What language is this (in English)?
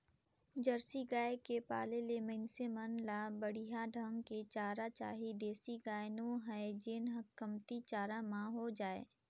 Chhattisgarhi